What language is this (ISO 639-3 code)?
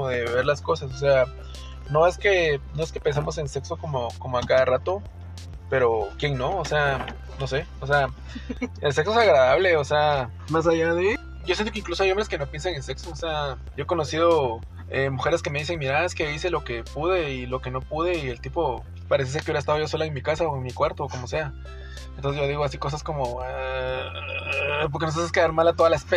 spa